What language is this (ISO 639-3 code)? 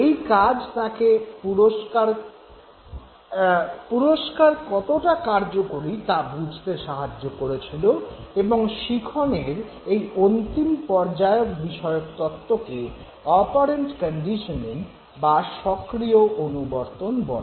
ben